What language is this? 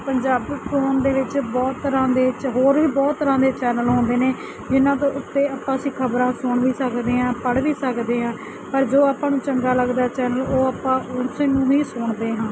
Punjabi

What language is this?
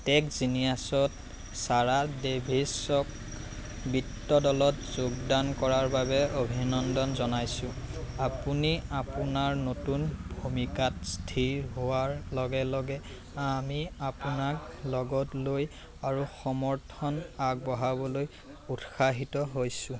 Assamese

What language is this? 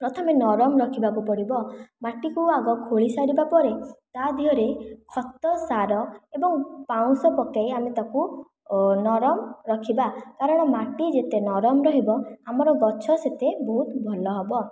Odia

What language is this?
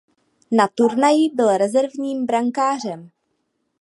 Czech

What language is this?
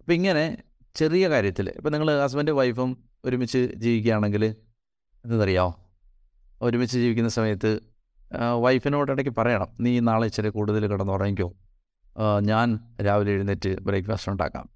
Malayalam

